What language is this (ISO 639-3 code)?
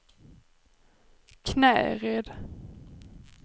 swe